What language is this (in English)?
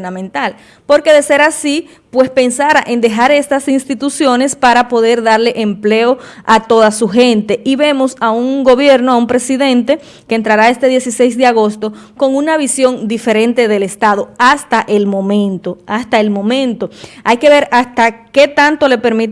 Spanish